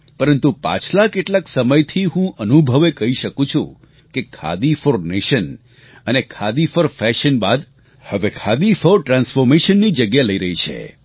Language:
Gujarati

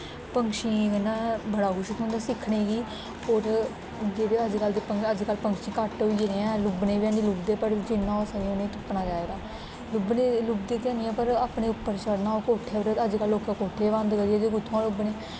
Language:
Dogri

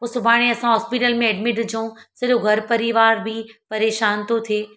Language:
Sindhi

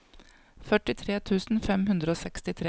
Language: Norwegian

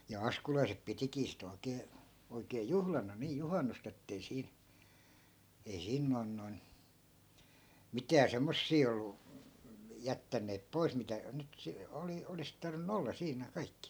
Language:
Finnish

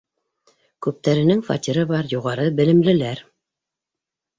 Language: Bashkir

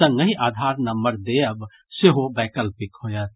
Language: Maithili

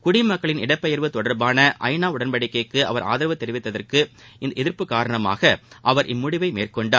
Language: Tamil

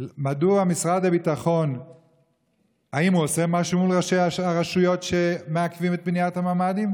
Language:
Hebrew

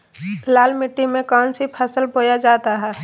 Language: Magahi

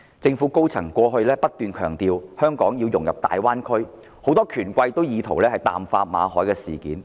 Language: Cantonese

